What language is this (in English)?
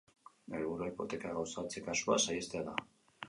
Basque